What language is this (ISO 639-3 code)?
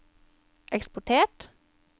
nor